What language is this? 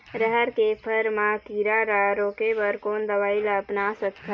Chhattisgarhi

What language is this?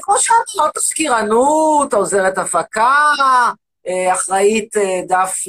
Hebrew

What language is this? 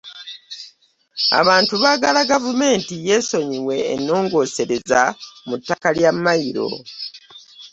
Ganda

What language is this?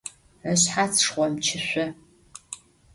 Adyghe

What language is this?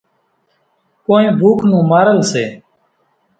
Kachi Koli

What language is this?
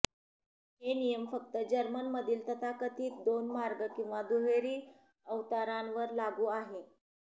Marathi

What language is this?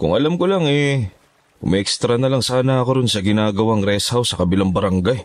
Filipino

